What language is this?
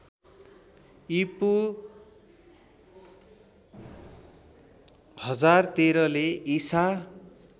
Nepali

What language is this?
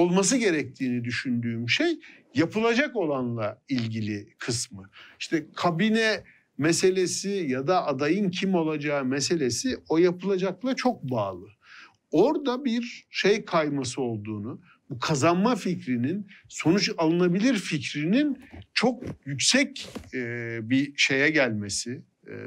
Turkish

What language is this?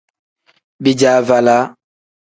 Tem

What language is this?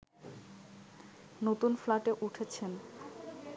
Bangla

